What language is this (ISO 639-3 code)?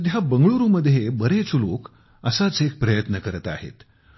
mar